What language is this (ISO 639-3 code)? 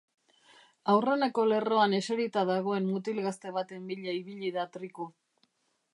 eus